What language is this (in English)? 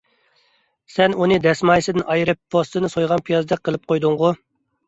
Uyghur